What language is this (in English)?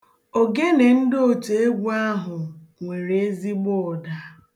Igbo